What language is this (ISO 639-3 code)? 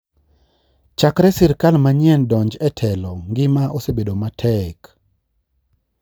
luo